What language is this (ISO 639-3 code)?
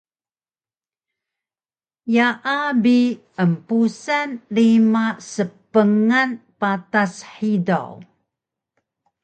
trv